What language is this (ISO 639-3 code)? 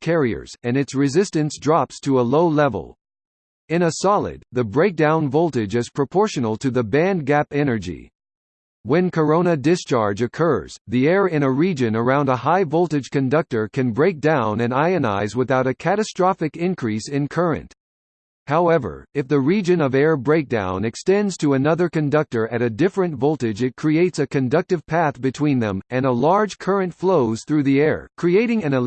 eng